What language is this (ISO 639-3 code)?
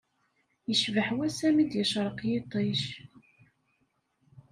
kab